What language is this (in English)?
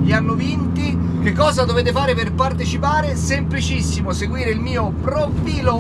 Italian